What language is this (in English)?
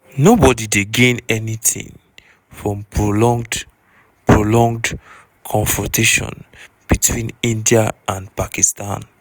Nigerian Pidgin